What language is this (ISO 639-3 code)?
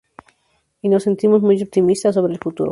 spa